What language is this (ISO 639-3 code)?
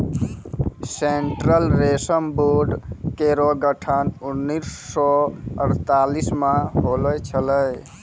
mai